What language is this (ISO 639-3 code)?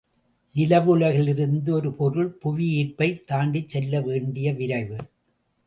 tam